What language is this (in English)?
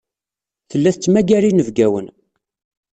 Kabyle